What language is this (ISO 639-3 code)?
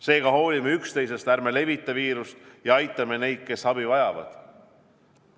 est